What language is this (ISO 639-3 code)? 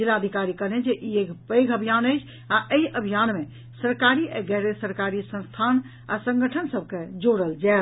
mai